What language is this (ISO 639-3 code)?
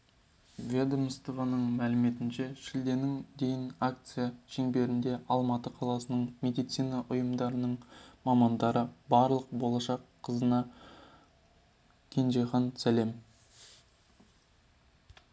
kaz